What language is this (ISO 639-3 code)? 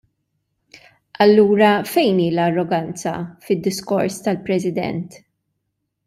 mlt